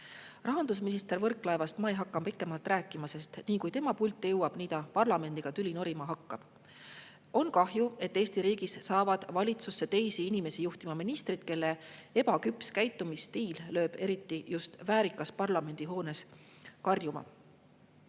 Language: Estonian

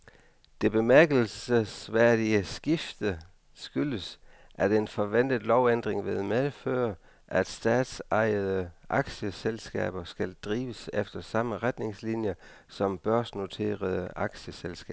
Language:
Danish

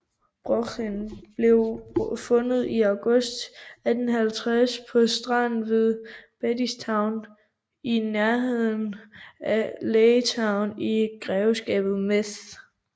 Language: Danish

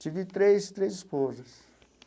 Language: Portuguese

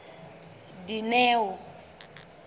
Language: Southern Sotho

